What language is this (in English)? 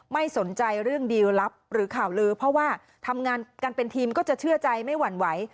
Thai